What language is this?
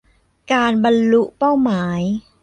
Thai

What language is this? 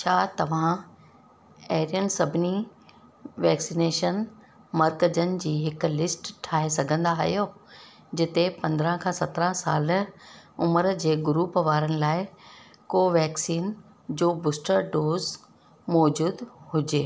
Sindhi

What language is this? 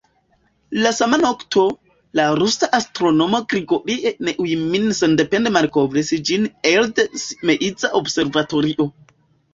Esperanto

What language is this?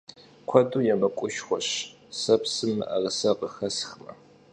Kabardian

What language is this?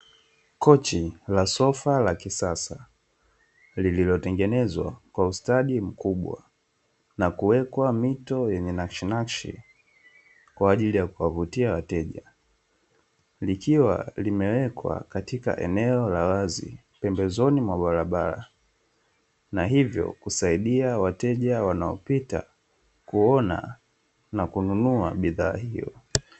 Swahili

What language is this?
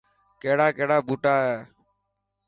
Dhatki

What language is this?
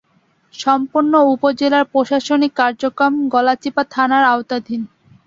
Bangla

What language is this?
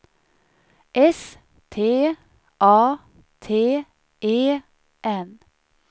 Swedish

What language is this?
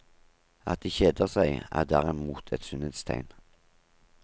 Norwegian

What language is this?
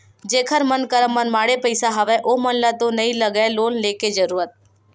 Chhattisgarhi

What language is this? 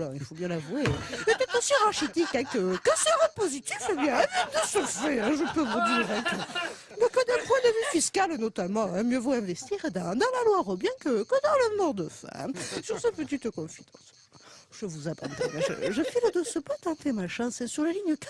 French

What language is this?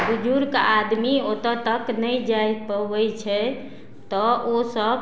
Maithili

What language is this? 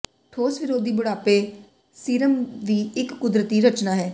Punjabi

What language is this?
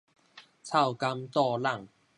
Min Nan Chinese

